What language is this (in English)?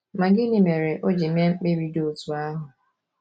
Igbo